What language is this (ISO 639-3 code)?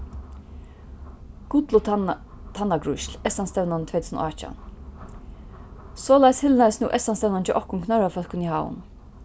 fao